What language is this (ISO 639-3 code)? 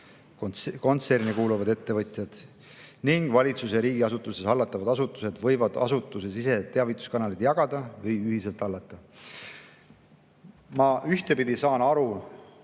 est